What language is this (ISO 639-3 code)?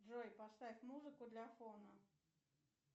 rus